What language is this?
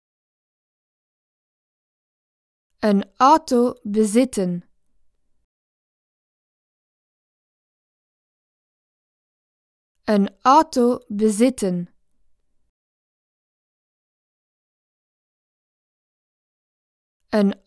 Dutch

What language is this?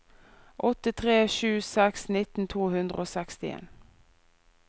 Norwegian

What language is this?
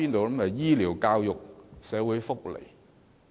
Cantonese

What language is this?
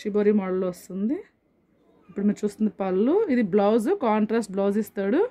Hindi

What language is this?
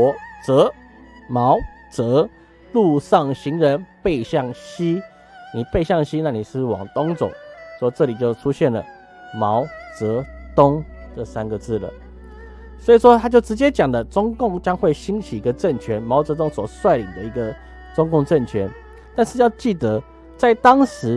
Chinese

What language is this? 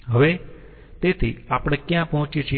Gujarati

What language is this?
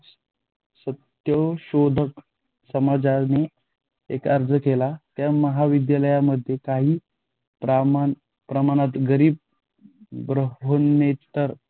Marathi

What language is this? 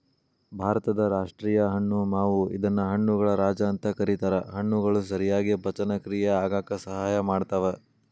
Kannada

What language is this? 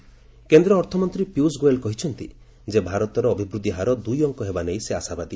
Odia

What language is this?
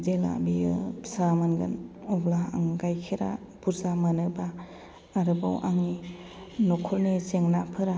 Bodo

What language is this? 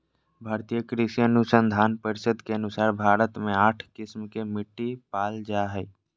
Magahi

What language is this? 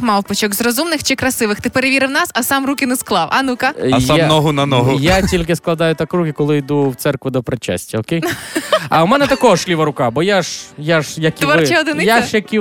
Ukrainian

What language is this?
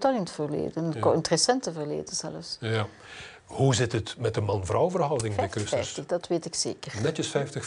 Dutch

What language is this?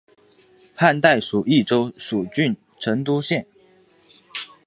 Chinese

